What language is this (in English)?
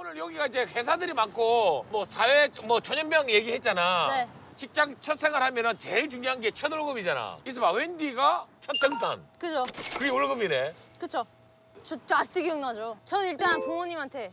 Korean